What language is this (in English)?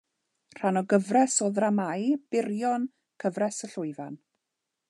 Welsh